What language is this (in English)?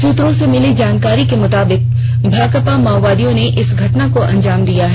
Hindi